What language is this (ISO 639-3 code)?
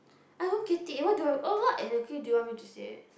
eng